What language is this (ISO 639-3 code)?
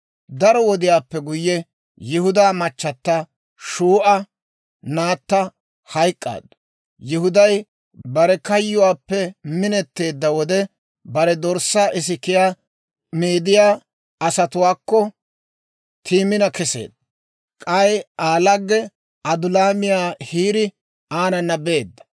dwr